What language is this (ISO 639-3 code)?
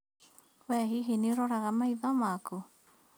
kik